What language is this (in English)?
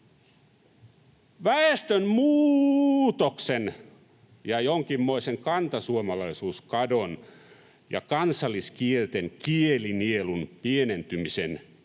Finnish